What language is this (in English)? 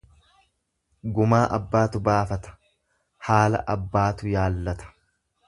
Oromo